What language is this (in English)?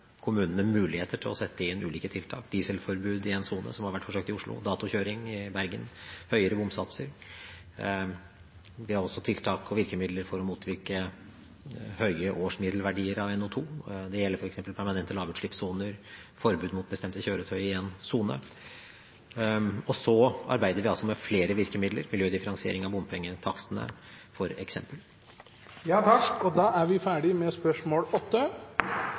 Norwegian Bokmål